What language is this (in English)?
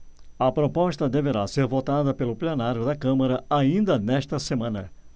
Portuguese